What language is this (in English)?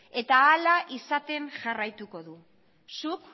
Basque